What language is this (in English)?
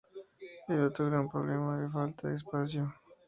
Spanish